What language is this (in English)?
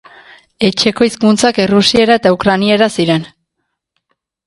Basque